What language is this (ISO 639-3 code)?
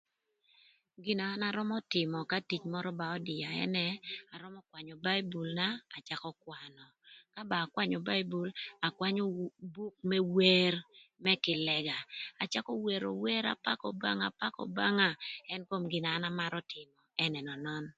lth